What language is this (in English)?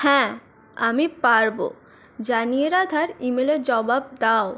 Bangla